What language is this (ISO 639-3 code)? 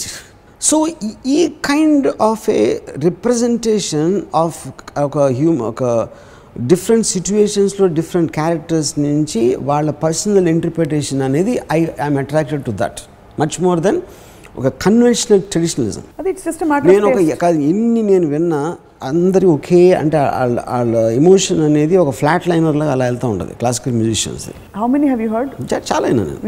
tel